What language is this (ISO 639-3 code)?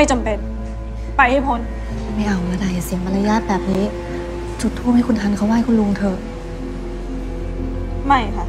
tha